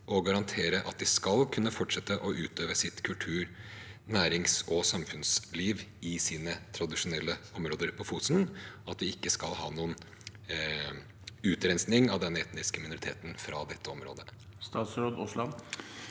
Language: Norwegian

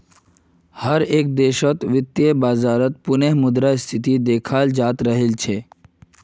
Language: Magahi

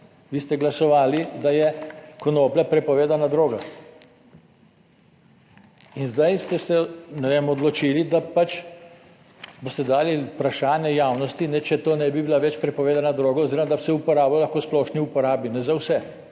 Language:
Slovenian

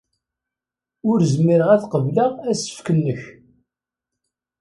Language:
Kabyle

